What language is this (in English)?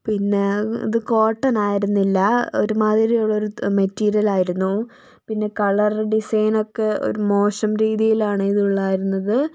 Malayalam